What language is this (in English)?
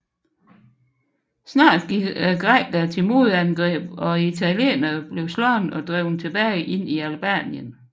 Danish